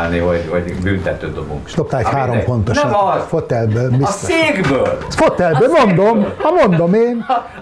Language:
Hungarian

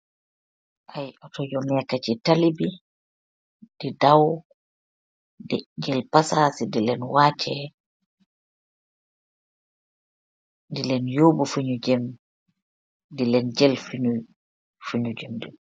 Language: Wolof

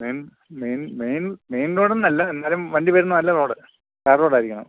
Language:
Malayalam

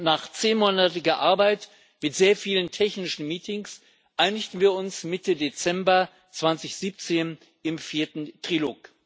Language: German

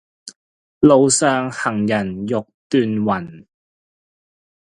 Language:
Cantonese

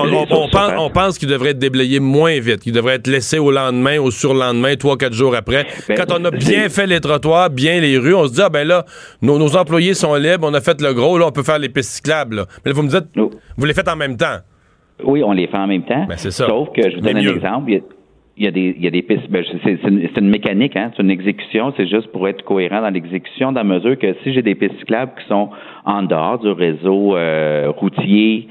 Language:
French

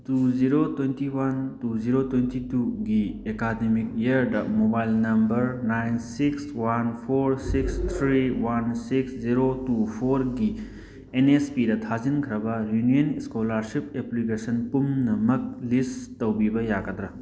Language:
Manipuri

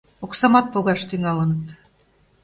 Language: Mari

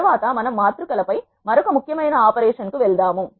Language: Telugu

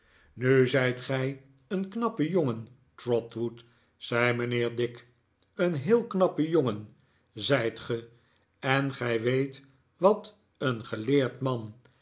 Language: Dutch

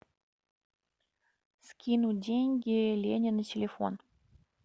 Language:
Russian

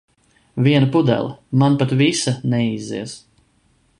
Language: Latvian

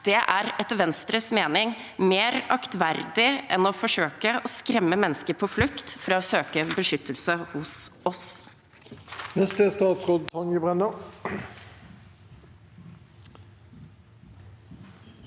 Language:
Norwegian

